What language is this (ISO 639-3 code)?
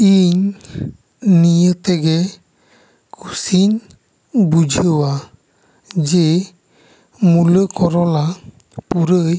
sat